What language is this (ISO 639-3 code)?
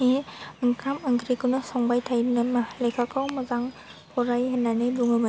brx